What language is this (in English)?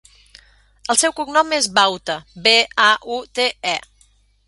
Catalan